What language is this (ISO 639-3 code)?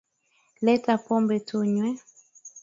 swa